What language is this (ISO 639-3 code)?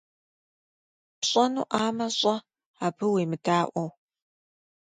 kbd